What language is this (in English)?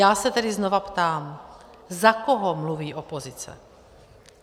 Czech